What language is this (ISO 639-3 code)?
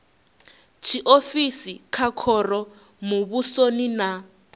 ven